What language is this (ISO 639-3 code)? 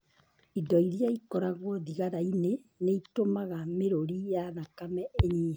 kik